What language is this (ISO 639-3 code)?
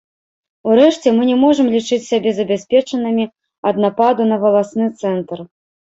bel